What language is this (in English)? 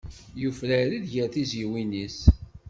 Kabyle